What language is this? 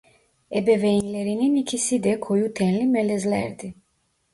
Turkish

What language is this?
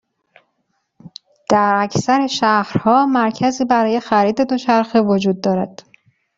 Persian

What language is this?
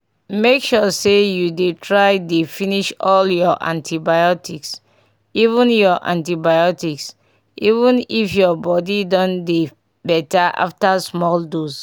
Nigerian Pidgin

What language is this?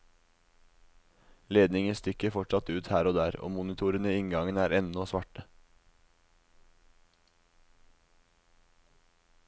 Norwegian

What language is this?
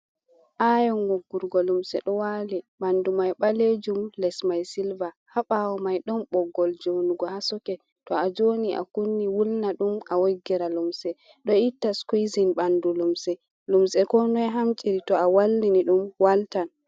Fula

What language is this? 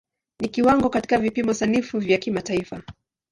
Swahili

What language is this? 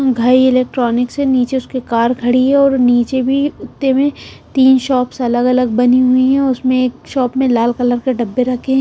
Hindi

